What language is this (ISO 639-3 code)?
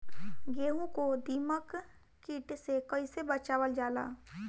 bho